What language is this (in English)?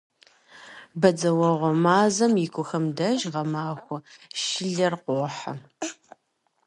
Kabardian